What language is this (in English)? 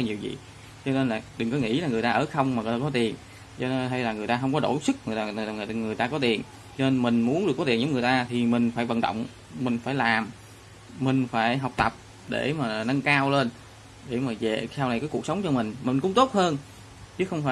Vietnamese